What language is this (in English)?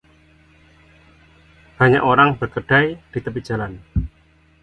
Indonesian